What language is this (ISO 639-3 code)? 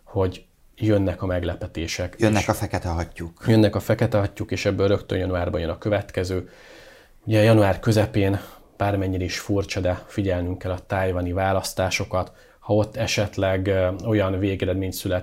hun